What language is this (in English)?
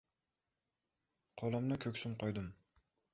Uzbek